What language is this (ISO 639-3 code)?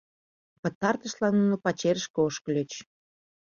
chm